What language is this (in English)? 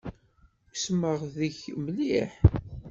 Kabyle